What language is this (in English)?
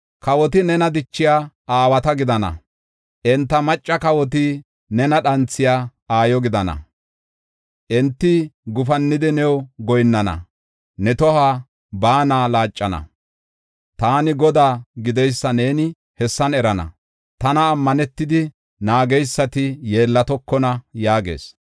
Gofa